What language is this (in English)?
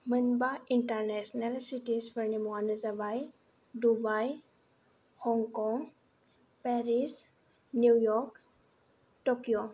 Bodo